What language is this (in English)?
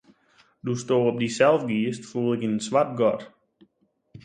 Western Frisian